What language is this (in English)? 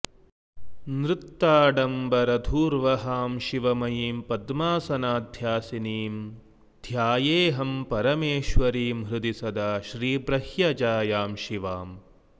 Sanskrit